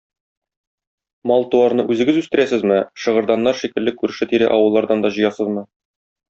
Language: Tatar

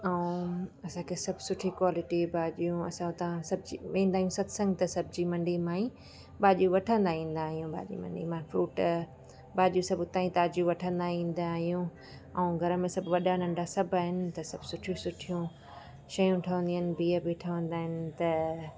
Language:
Sindhi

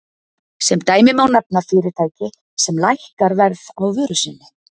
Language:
Icelandic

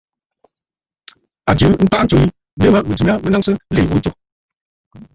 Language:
Bafut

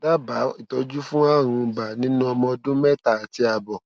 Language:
Yoruba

